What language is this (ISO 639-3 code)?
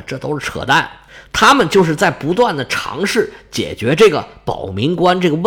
zho